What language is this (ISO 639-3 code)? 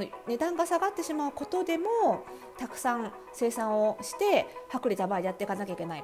jpn